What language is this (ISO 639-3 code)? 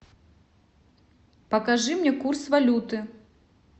rus